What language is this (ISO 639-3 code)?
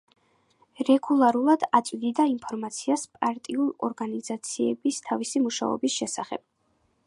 kat